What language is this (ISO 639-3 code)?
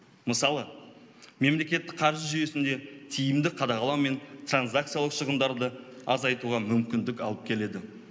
kaz